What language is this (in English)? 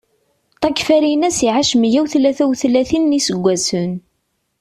Kabyle